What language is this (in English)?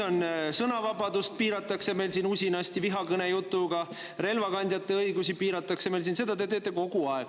Estonian